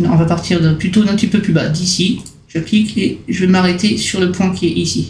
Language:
French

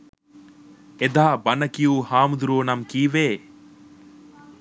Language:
Sinhala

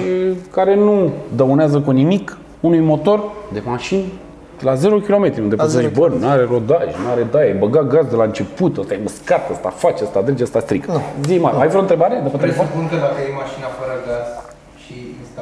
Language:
Romanian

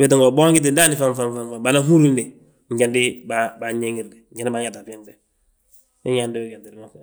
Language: Balanta-Ganja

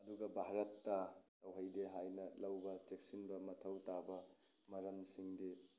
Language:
Manipuri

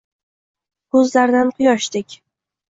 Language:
Uzbek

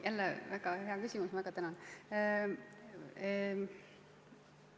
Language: Estonian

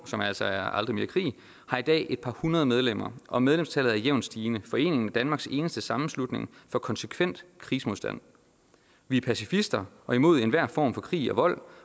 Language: Danish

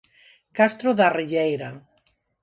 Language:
Galician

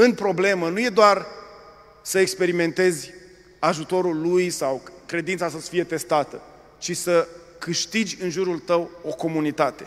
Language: Romanian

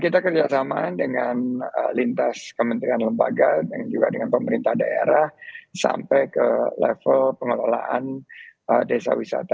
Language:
Indonesian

